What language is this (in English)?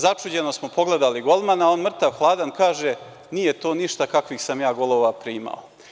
Serbian